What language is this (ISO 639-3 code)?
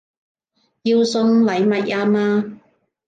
yue